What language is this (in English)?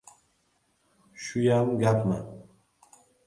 Uzbek